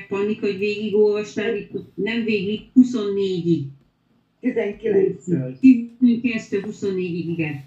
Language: Hungarian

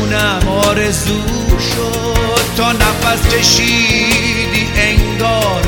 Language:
Persian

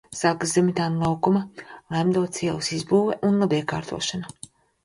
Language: Latvian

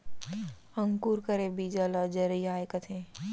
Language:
Chhattisgarhi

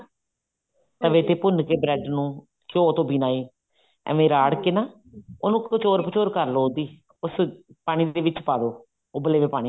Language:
Punjabi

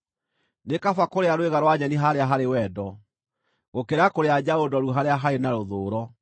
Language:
Kikuyu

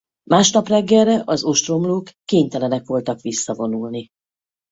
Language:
Hungarian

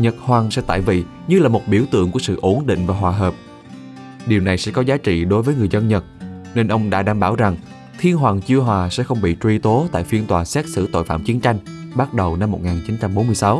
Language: Vietnamese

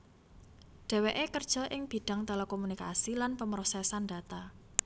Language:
Javanese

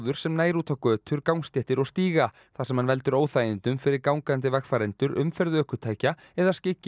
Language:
Icelandic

